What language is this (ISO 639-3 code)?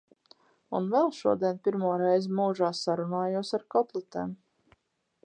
lav